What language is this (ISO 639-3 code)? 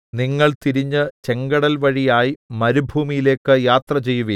mal